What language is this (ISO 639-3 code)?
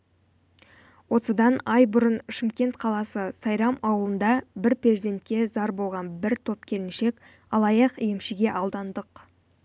kaz